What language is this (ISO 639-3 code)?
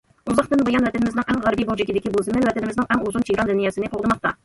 uig